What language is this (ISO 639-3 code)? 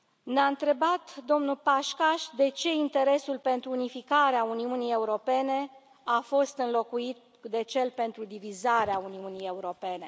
ron